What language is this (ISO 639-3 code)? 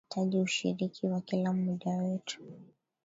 swa